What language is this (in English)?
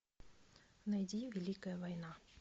Russian